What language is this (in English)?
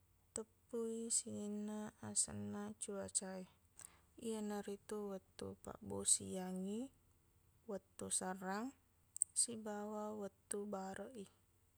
Buginese